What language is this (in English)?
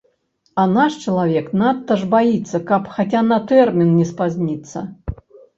Belarusian